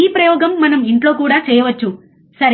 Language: Telugu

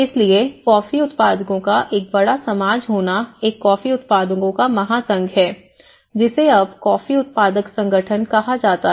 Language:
Hindi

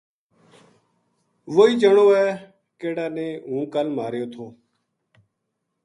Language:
Gujari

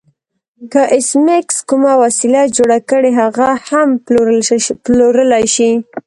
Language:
Pashto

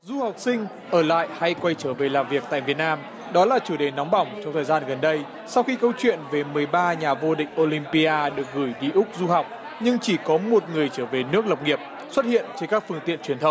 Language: Vietnamese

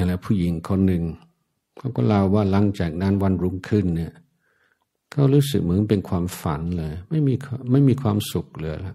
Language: Thai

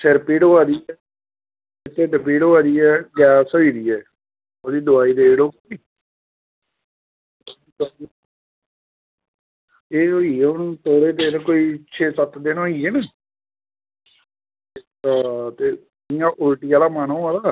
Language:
Dogri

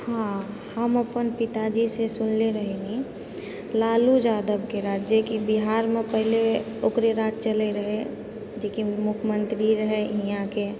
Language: Maithili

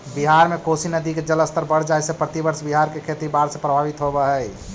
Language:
Magahi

